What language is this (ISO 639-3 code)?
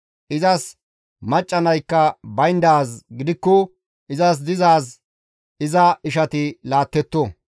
gmv